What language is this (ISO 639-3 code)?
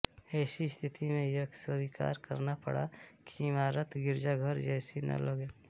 hin